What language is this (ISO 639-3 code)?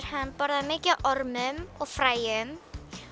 isl